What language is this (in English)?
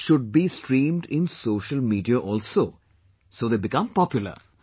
English